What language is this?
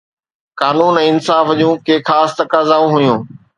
Sindhi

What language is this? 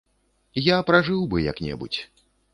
Belarusian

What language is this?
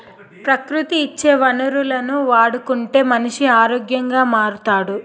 Telugu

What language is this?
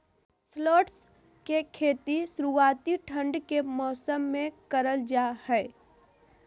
Magahi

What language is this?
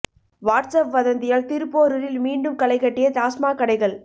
Tamil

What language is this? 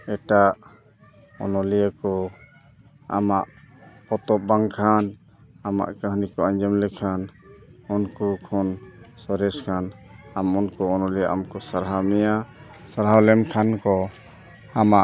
Santali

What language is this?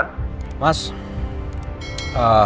Indonesian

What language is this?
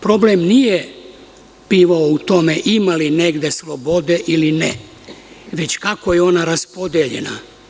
Serbian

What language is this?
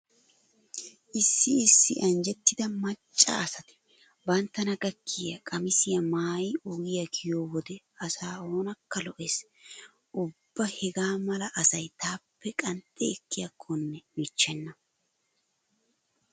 Wolaytta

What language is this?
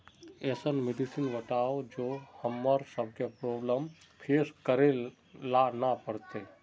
Magahi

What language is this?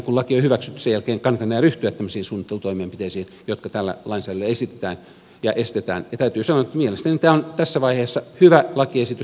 Finnish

